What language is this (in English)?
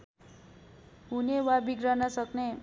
Nepali